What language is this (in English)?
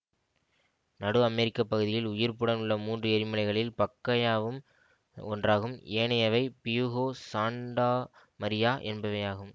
Tamil